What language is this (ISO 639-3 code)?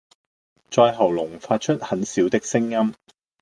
yue